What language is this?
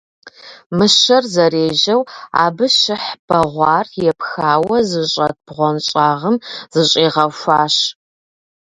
Kabardian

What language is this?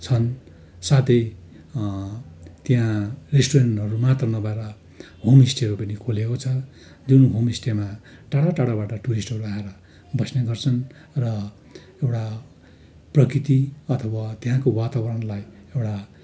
Nepali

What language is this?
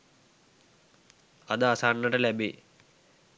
Sinhala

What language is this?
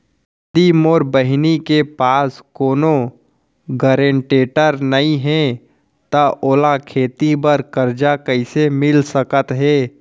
Chhattisgarhi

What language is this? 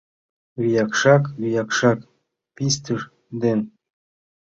Mari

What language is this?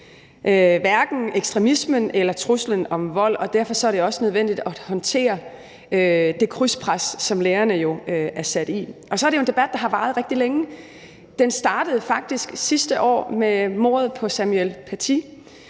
Danish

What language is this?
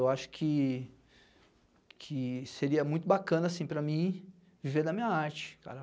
Portuguese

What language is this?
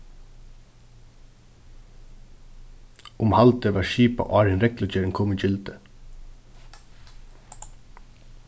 Faroese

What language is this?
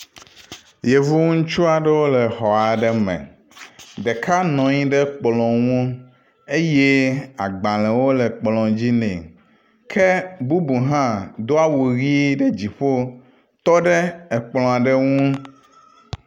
Ewe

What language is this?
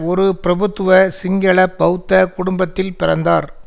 Tamil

